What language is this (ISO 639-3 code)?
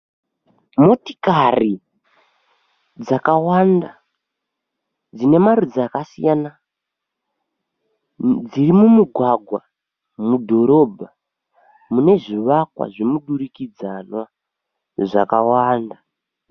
sna